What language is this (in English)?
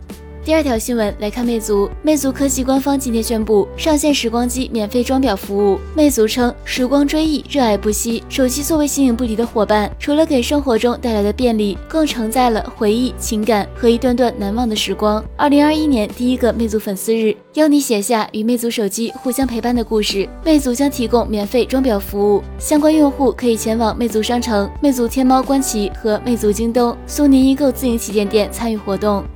Chinese